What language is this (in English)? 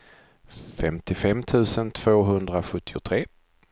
Swedish